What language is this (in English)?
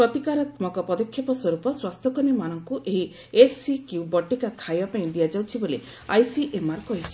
Odia